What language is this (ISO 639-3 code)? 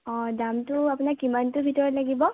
asm